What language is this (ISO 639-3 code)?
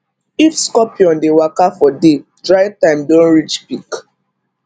pcm